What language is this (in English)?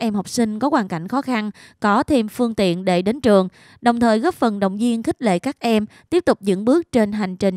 Vietnamese